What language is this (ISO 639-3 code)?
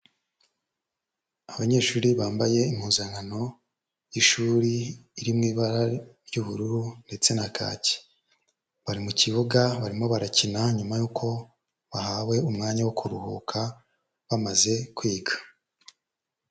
kin